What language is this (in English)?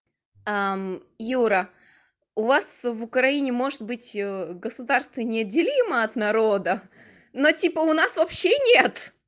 Russian